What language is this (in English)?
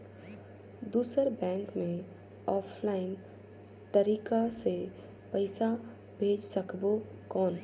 Chhattisgarhi